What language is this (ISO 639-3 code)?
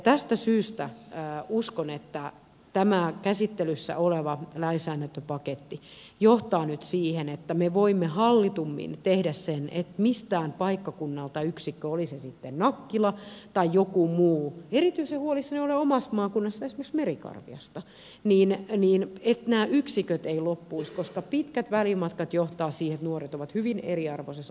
fin